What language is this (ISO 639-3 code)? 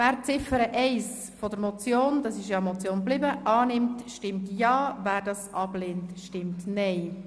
gsw